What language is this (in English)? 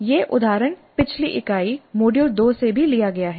Hindi